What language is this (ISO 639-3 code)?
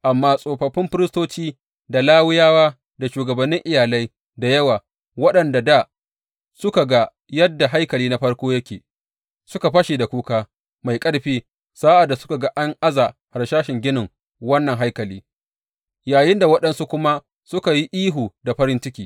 hau